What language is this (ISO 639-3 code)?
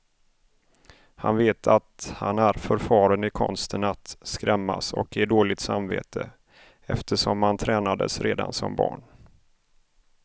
swe